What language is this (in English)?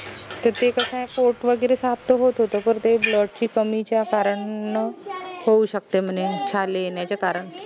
Marathi